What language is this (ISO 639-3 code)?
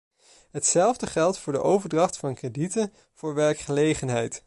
nld